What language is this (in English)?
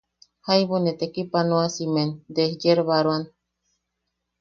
Yaqui